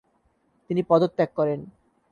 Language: Bangla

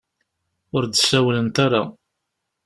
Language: Kabyle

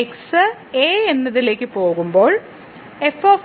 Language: Malayalam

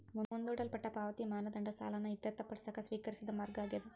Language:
Kannada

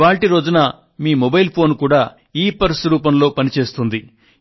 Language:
Telugu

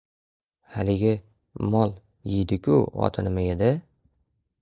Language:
Uzbek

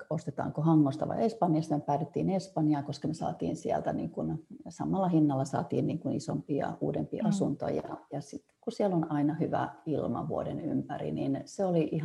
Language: Finnish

